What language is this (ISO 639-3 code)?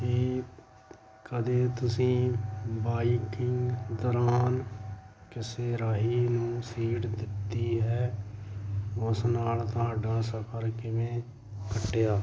pan